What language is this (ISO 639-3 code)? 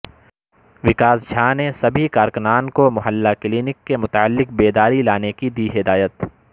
urd